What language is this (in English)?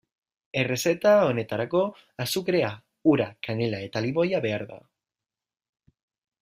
Basque